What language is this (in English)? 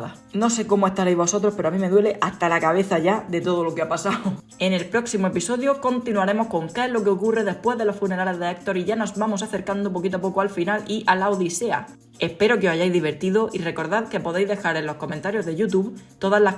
Spanish